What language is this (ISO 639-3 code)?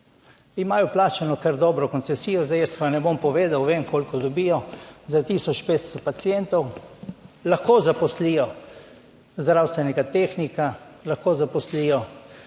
slv